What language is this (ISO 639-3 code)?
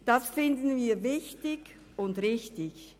gsw